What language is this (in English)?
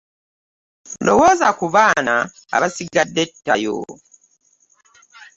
Ganda